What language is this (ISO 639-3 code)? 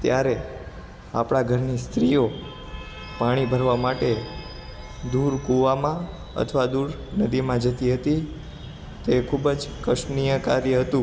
guj